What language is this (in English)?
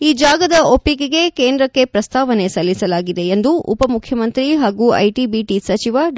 Kannada